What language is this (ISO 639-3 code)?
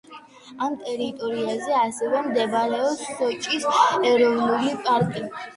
kat